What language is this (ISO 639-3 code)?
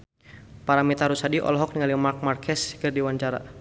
sun